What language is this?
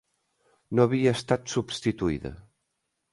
Catalan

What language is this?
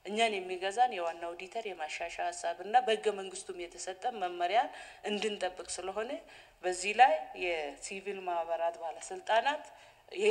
Arabic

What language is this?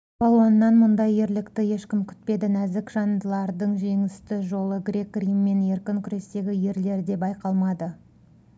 Kazakh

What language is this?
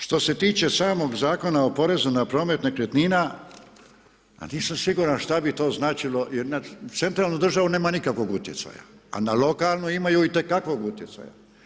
Croatian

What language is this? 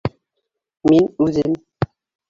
Bashkir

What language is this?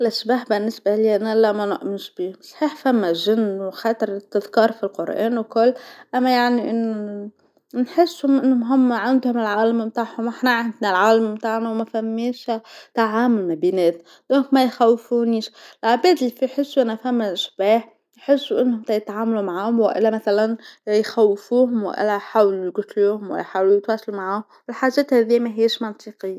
Tunisian Arabic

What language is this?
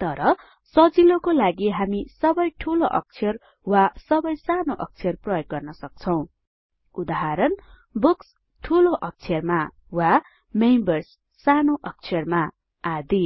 Nepali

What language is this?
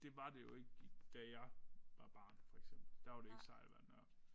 Danish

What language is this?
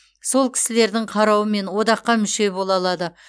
Kazakh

